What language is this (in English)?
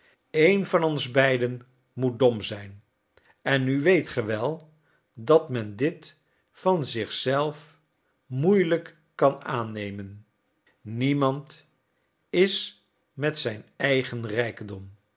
Dutch